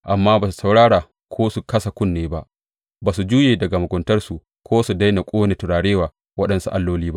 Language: Hausa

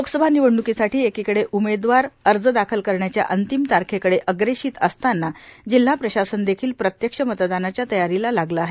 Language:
Marathi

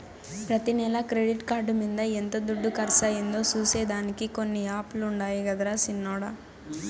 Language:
Telugu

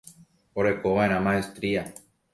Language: Guarani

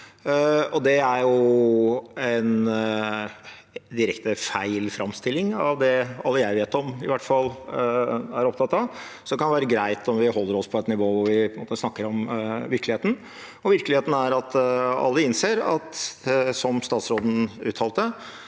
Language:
Norwegian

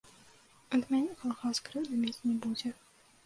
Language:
Belarusian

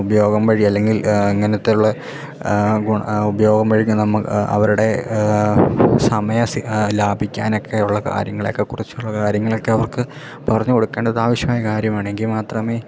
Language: Malayalam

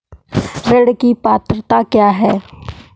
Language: Hindi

